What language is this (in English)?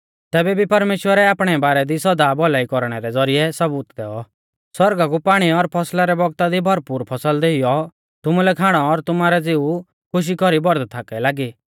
Mahasu Pahari